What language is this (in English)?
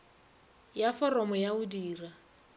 Northern Sotho